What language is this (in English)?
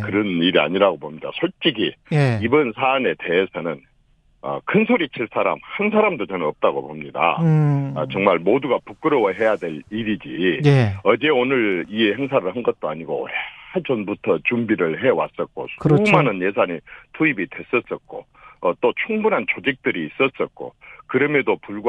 Korean